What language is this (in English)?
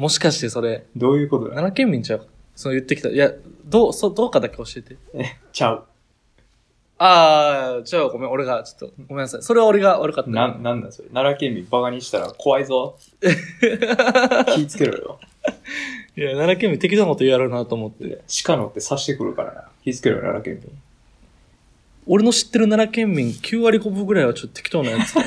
Japanese